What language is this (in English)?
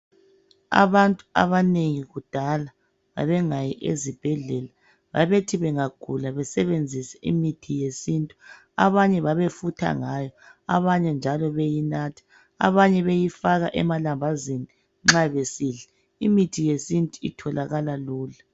North Ndebele